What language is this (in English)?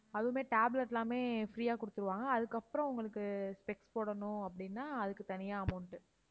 Tamil